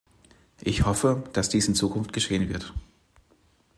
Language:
German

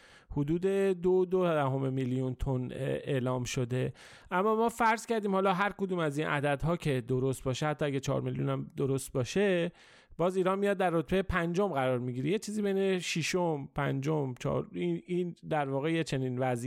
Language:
Persian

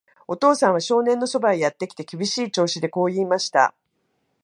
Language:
Japanese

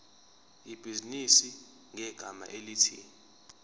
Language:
Zulu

